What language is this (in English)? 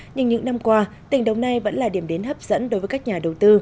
Vietnamese